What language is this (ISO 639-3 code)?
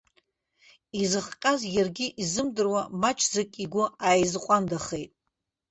abk